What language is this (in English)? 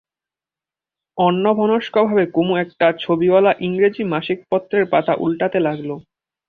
Bangla